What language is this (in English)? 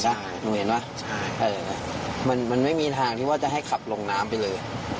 Thai